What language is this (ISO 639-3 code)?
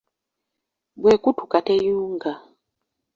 lug